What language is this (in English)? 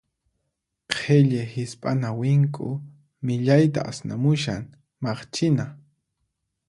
Puno Quechua